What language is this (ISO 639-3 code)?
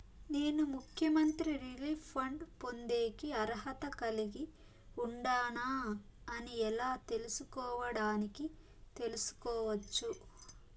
tel